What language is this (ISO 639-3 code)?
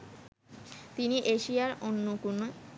ben